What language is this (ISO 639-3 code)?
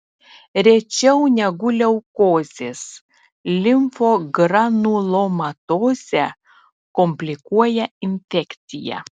lit